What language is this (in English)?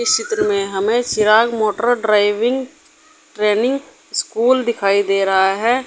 Hindi